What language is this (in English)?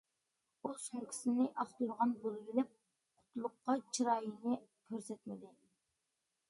Uyghur